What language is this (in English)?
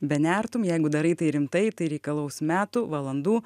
Lithuanian